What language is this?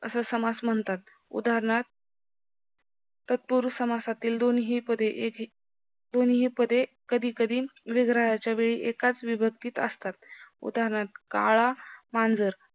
Marathi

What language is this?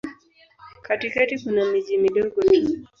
Swahili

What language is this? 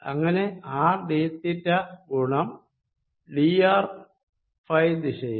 Malayalam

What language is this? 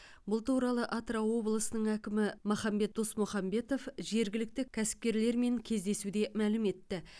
Kazakh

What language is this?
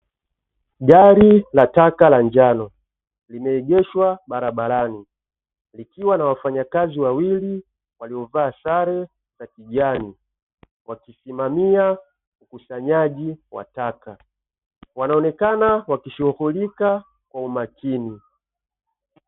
Swahili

